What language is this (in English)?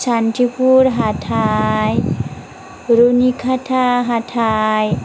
Bodo